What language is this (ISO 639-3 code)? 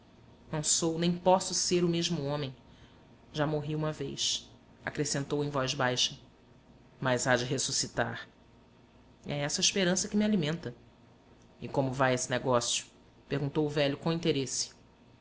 por